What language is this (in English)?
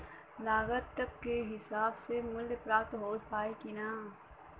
Bhojpuri